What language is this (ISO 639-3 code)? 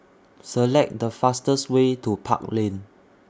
eng